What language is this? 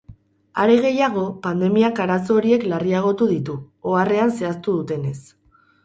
Basque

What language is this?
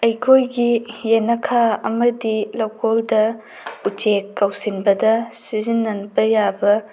Manipuri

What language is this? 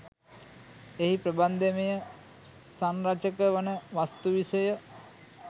Sinhala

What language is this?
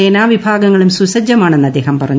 Malayalam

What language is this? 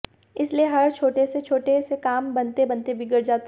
Hindi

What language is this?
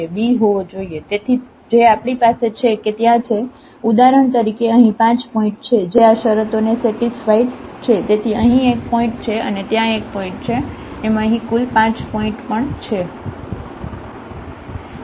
Gujarati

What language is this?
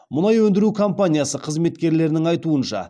Kazakh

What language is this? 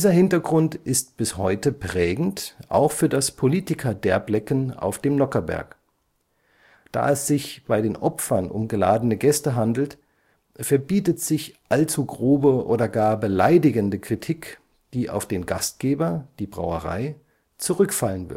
German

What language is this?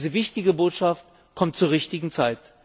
German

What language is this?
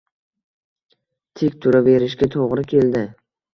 Uzbek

